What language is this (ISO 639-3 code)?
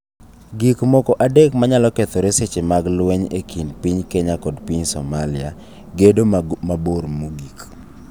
luo